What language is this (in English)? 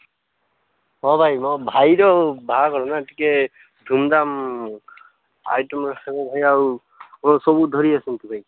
Odia